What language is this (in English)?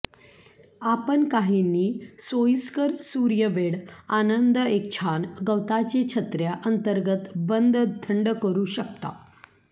Marathi